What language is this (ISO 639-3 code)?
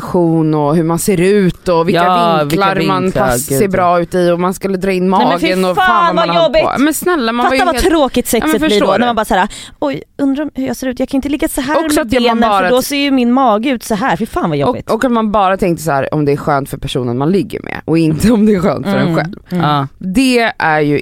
swe